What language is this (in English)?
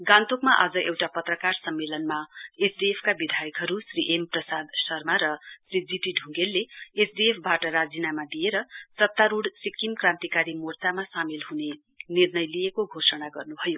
Nepali